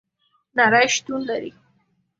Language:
Pashto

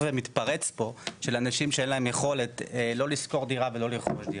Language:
Hebrew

